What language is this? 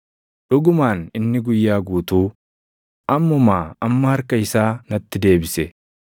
Oromo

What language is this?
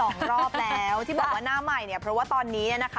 Thai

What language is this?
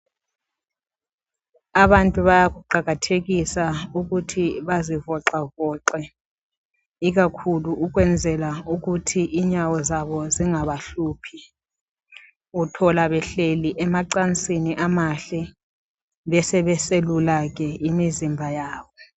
North Ndebele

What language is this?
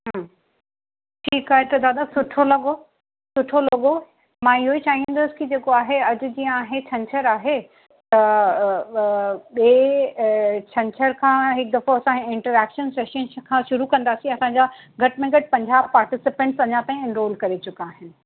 Sindhi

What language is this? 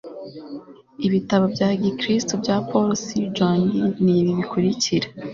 Kinyarwanda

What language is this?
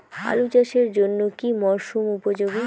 Bangla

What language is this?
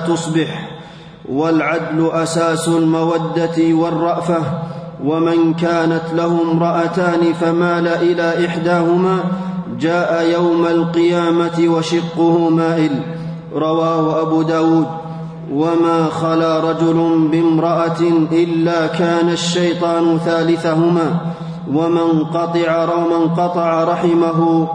Arabic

